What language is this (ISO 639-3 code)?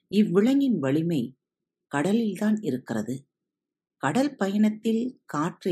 tam